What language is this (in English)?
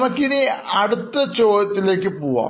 Malayalam